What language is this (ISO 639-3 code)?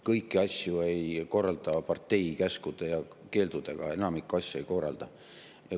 est